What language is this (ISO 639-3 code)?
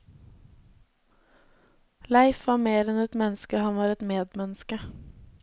nor